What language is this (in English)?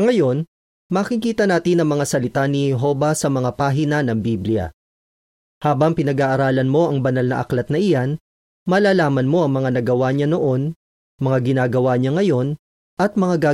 Filipino